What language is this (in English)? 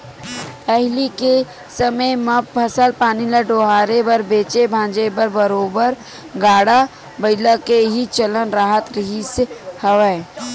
Chhattisgarhi